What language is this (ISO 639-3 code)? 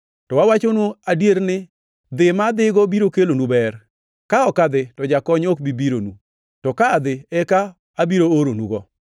luo